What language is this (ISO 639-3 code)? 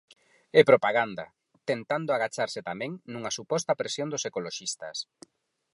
glg